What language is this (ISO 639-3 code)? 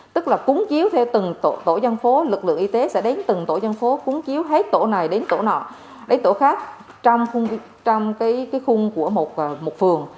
vie